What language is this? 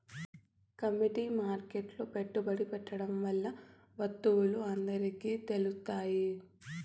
Telugu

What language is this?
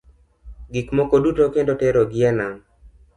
Luo (Kenya and Tanzania)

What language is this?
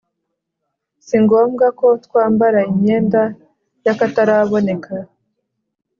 Kinyarwanda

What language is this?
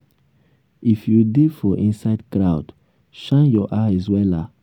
Nigerian Pidgin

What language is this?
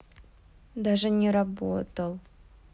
Russian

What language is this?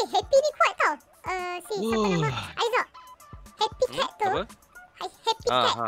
Malay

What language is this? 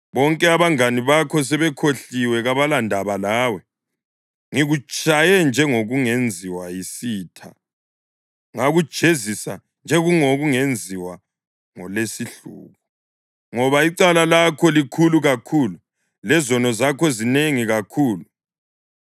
North Ndebele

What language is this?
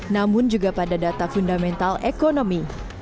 Indonesian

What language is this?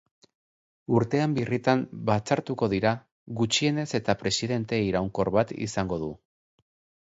Basque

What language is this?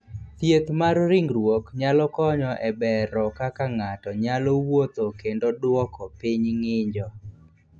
Luo (Kenya and Tanzania)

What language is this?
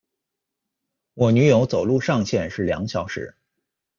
Chinese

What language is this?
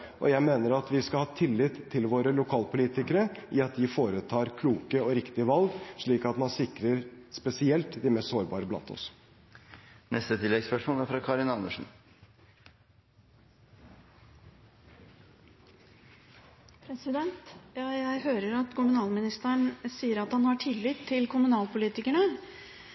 Norwegian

